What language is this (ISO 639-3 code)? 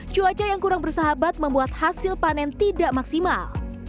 ind